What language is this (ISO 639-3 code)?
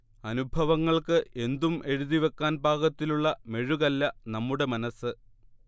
mal